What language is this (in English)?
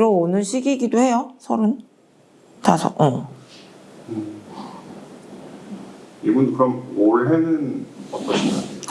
Korean